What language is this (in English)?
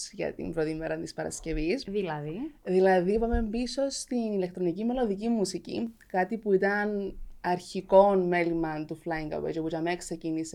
Greek